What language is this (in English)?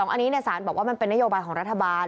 Thai